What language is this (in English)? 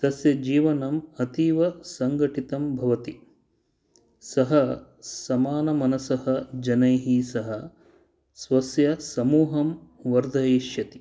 Sanskrit